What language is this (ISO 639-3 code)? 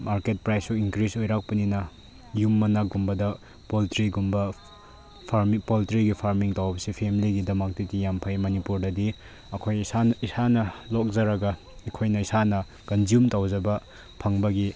mni